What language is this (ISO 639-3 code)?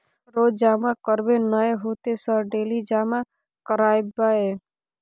mai